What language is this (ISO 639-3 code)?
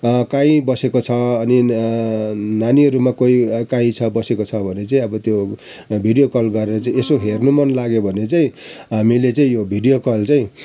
nep